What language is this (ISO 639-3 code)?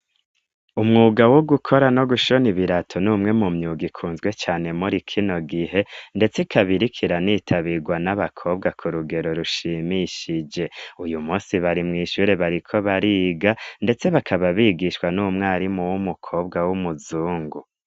run